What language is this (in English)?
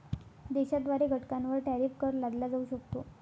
Marathi